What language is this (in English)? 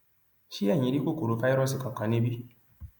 Yoruba